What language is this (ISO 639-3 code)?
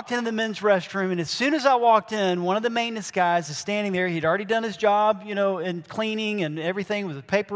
eng